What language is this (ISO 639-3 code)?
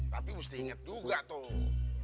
ind